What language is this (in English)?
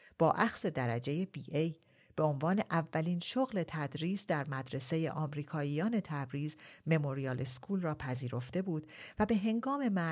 Persian